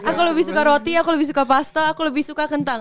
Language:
Indonesian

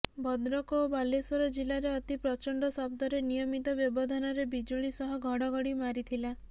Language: Odia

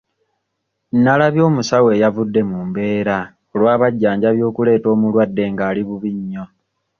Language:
Ganda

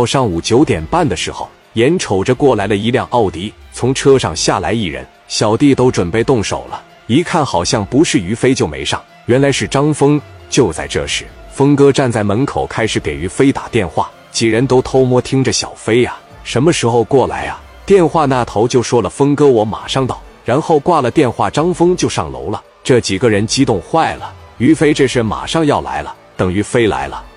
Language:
Chinese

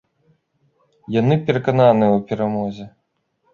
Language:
Belarusian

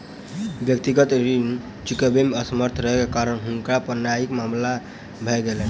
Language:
Maithili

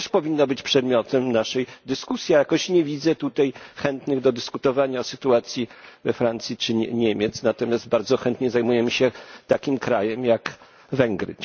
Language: Polish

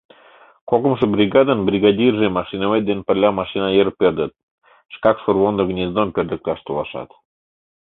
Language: Mari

